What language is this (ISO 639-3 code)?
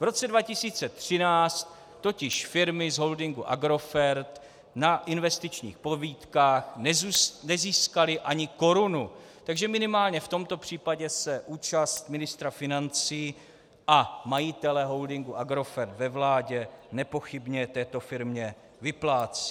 ces